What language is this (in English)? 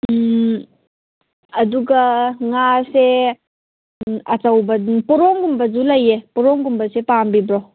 Manipuri